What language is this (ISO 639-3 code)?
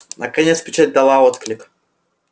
rus